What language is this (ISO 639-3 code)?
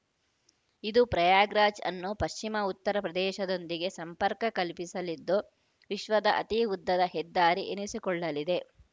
kan